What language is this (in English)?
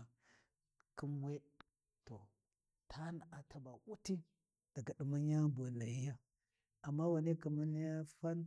Warji